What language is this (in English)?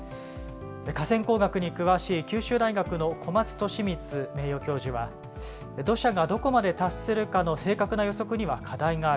Japanese